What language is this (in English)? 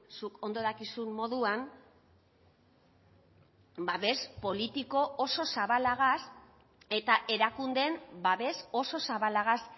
Basque